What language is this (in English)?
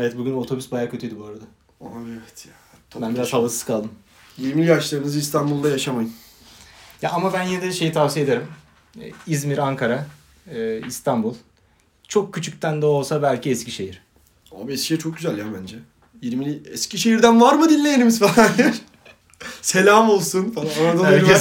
Turkish